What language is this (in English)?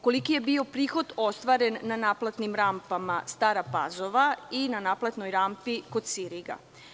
Serbian